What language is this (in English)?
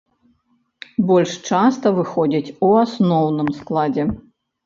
Belarusian